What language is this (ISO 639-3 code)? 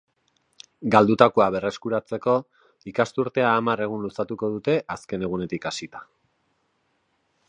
eus